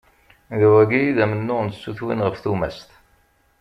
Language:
Kabyle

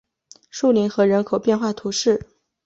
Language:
Chinese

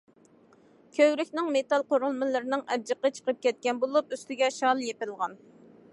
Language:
Uyghur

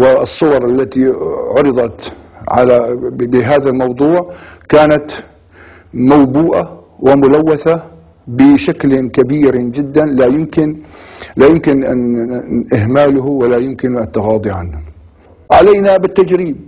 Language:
Arabic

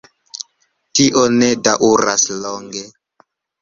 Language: Esperanto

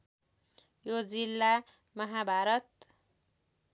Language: Nepali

